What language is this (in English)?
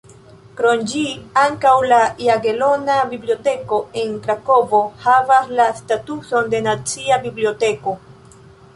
Esperanto